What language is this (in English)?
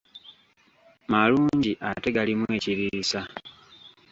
Ganda